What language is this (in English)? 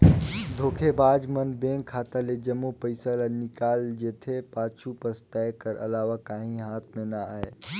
Chhattisgarhi